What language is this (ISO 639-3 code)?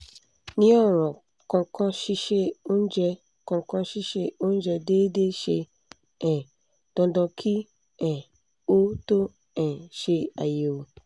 yor